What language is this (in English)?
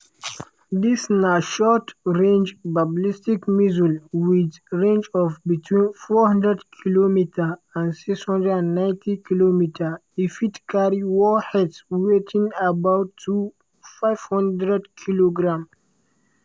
Nigerian Pidgin